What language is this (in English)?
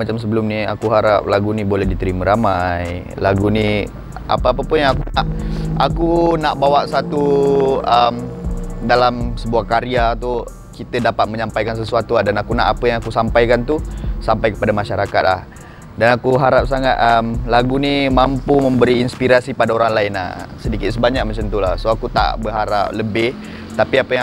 Malay